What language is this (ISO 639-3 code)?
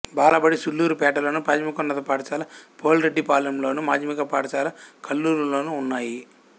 tel